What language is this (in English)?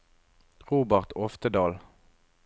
Norwegian